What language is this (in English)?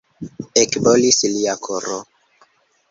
Esperanto